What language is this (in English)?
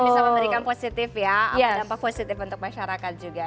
Indonesian